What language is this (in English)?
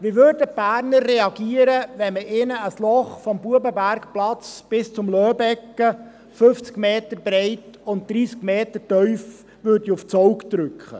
Swiss German